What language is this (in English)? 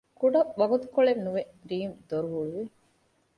Divehi